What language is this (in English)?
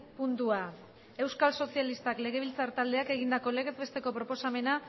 Basque